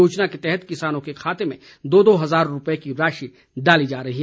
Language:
Hindi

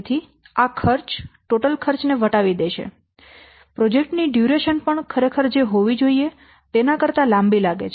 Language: Gujarati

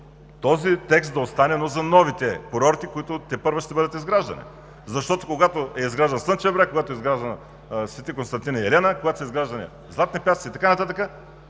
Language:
Bulgarian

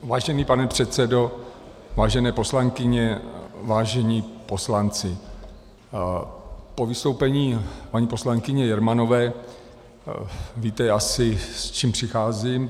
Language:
Czech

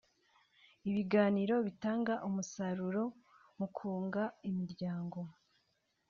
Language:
Kinyarwanda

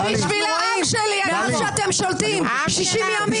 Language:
Hebrew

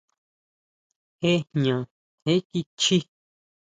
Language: Huautla Mazatec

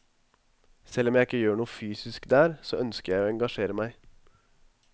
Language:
Norwegian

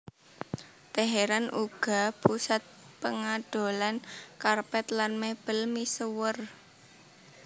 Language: Javanese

